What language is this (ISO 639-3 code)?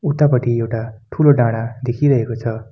nep